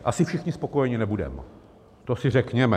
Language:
Czech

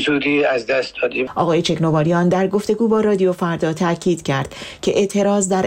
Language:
Persian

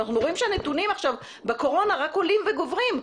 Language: Hebrew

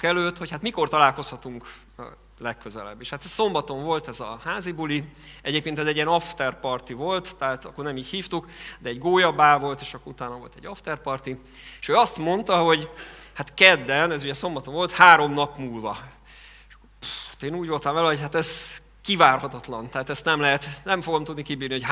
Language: Hungarian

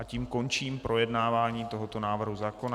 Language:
Czech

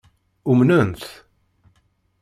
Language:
Kabyle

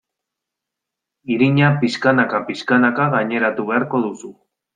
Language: Basque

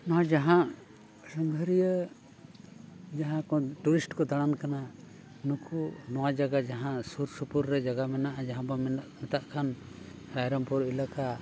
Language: Santali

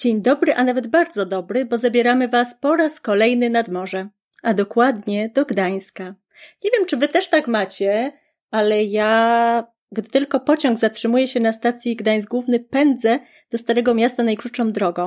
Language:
Polish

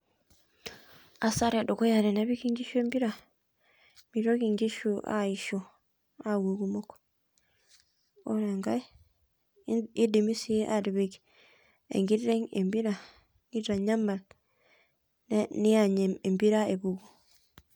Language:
Masai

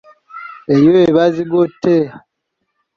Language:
Ganda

